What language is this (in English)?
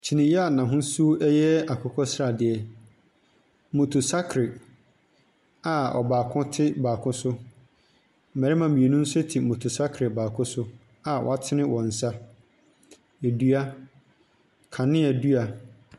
Akan